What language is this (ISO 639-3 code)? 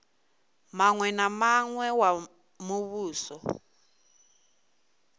ven